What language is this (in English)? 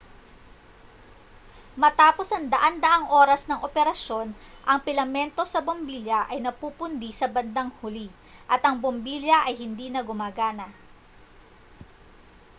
Filipino